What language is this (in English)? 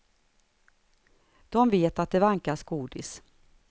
Swedish